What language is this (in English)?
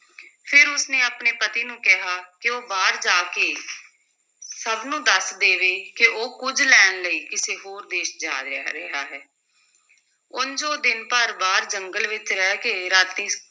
Punjabi